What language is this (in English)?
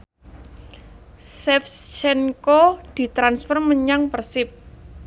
Javanese